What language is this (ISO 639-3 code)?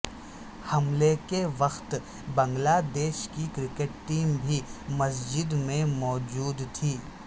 urd